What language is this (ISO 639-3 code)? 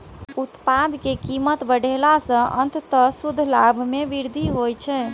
mai